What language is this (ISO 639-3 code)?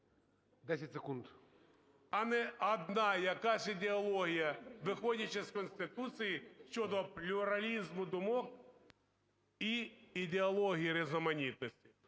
ukr